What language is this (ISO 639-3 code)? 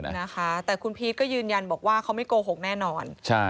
tha